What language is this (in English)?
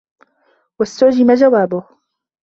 Arabic